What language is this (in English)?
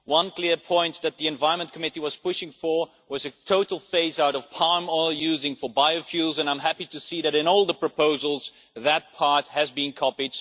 English